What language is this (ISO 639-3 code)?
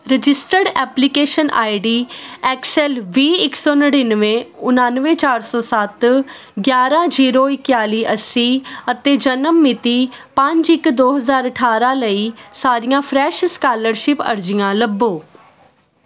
pan